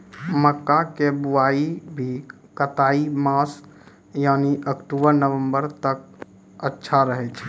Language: Maithili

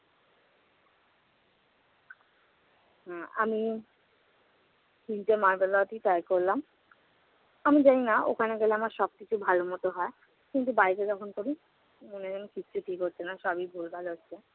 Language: Bangla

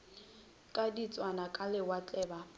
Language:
Northern Sotho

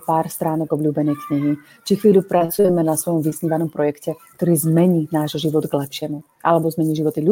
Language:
Slovak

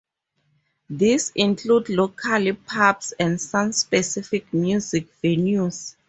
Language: English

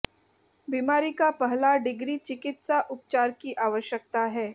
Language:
Hindi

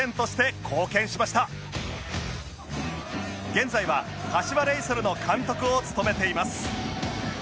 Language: Japanese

